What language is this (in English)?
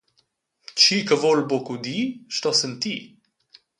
Romansh